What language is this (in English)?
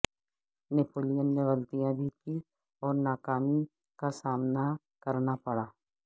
Urdu